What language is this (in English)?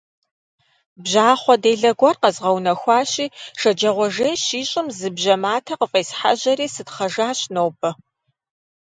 Kabardian